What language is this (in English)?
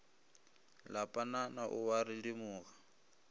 Northern Sotho